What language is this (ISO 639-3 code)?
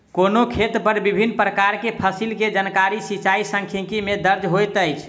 mai